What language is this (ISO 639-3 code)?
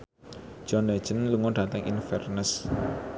jav